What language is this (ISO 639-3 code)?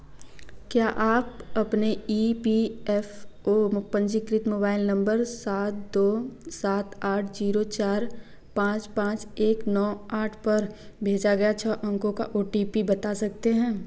hin